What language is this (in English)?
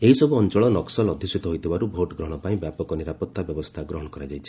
Odia